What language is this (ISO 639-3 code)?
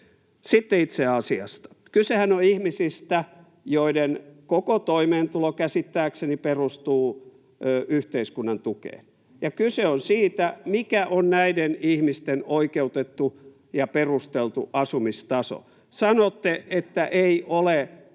fin